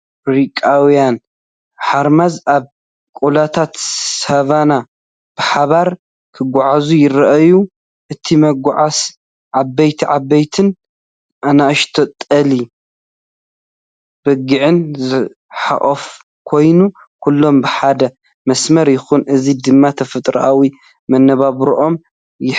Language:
Tigrinya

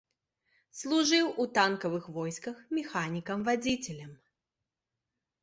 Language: Belarusian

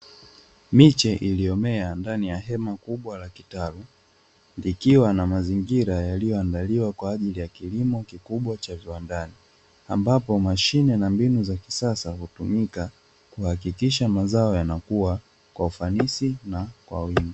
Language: Swahili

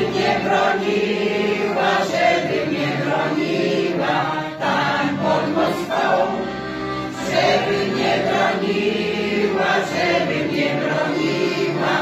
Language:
Polish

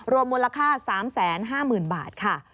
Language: Thai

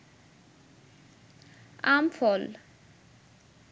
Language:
Bangla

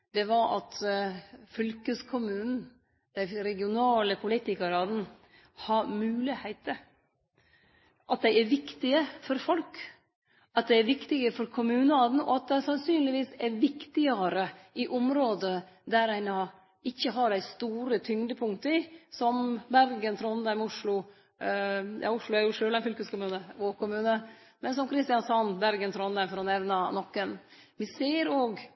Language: Norwegian Nynorsk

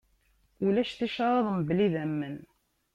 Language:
Kabyle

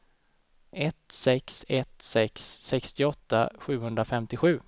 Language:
Swedish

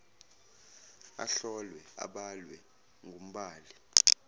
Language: Zulu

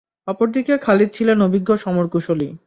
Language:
Bangla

